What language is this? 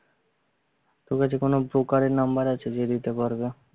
Bangla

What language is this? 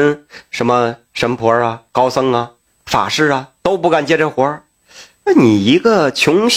Chinese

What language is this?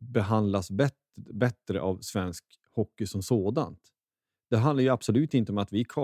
Swedish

